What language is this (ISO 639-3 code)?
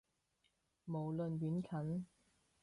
yue